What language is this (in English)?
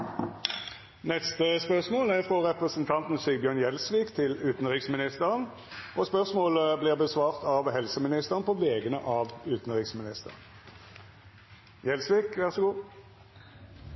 Norwegian Nynorsk